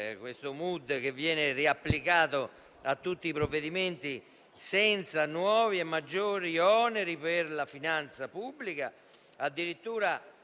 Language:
Italian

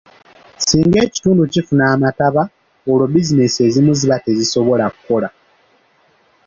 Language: Ganda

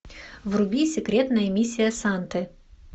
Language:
Russian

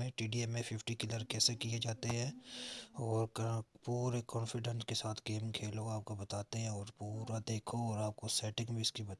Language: Urdu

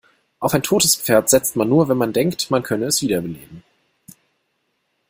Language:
German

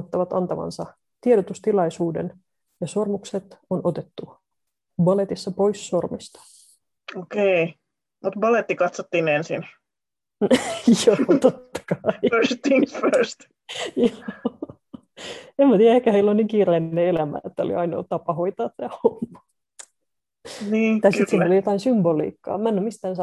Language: Finnish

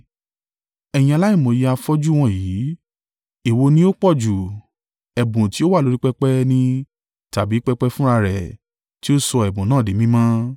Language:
Yoruba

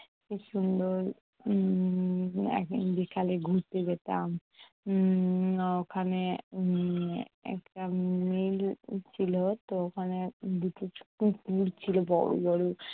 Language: Bangla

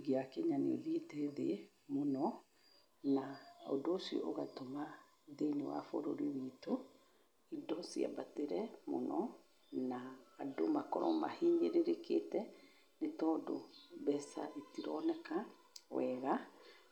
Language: Kikuyu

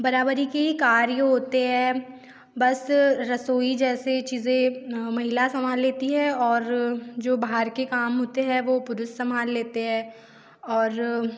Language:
Hindi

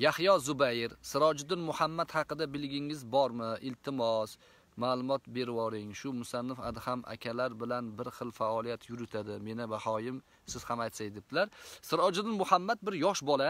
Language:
Turkish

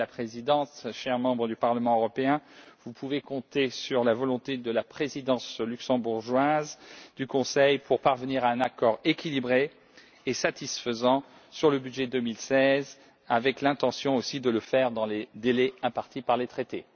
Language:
French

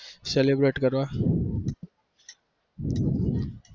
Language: Gujarati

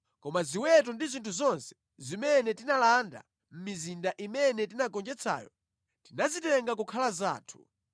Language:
Nyanja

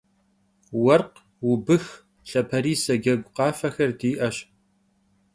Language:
Kabardian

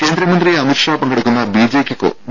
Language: Malayalam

